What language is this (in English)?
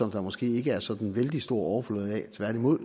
Danish